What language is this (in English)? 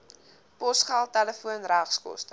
Afrikaans